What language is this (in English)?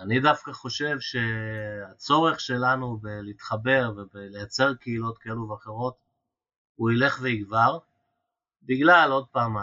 Hebrew